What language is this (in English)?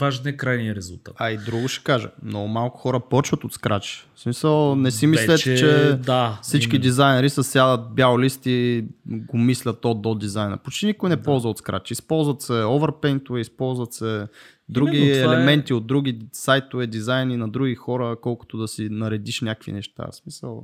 Bulgarian